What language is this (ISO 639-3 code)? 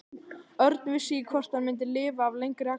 isl